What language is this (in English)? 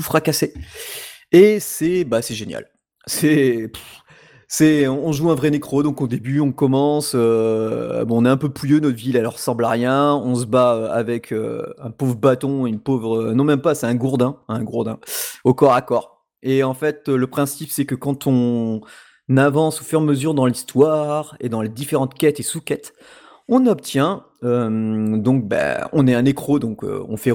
French